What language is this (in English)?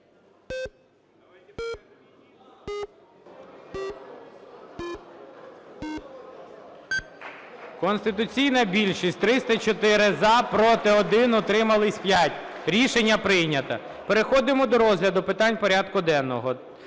Ukrainian